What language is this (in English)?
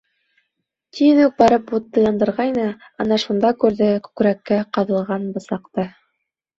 Bashkir